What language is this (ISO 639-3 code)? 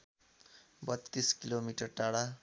nep